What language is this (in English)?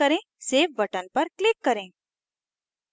Hindi